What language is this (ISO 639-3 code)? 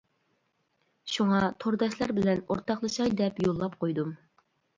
uig